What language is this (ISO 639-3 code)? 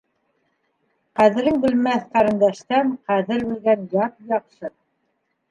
bak